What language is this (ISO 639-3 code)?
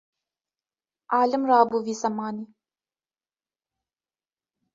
kur